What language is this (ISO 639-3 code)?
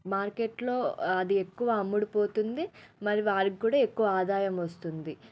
tel